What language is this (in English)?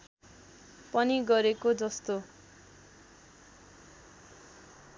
Nepali